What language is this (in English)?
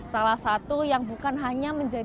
Indonesian